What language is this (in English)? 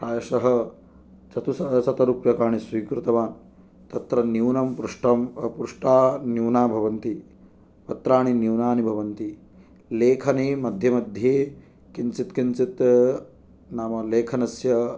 Sanskrit